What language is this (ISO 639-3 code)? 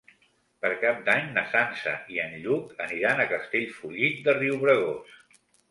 cat